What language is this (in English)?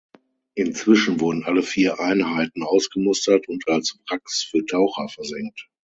German